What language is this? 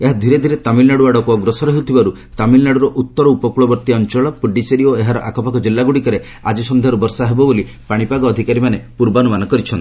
Odia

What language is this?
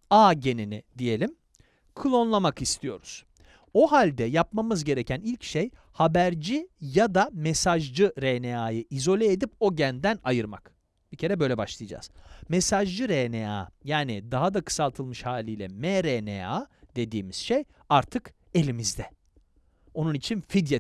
Turkish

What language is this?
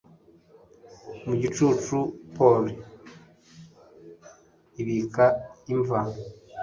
Kinyarwanda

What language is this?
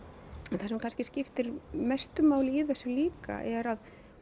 Icelandic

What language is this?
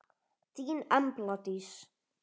Icelandic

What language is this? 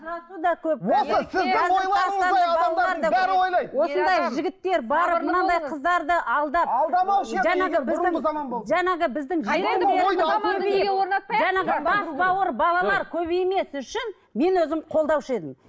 Kazakh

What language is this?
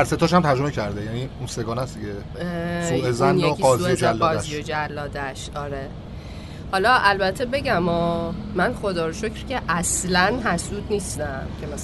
Persian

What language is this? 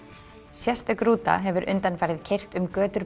Icelandic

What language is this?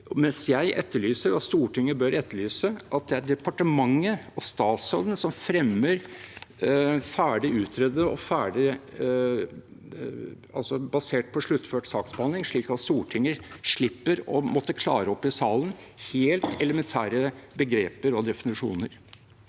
Norwegian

